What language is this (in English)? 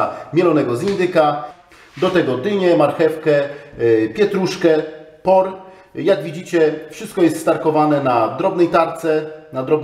Polish